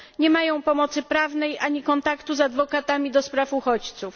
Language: Polish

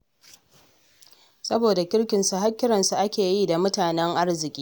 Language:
Hausa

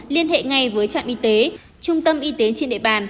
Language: Vietnamese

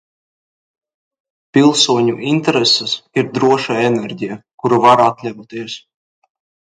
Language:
Latvian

